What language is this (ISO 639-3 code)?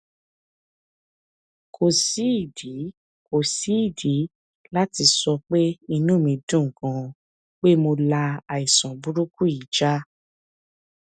yor